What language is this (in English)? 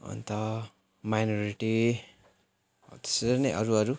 Nepali